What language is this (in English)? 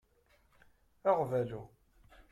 Kabyle